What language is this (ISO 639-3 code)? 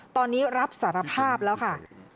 tha